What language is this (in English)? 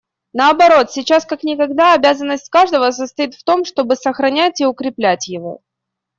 Russian